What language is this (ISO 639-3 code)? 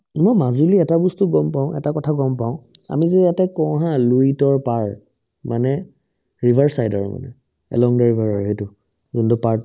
asm